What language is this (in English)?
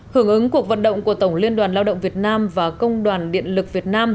Vietnamese